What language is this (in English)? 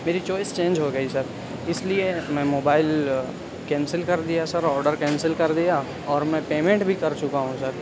Urdu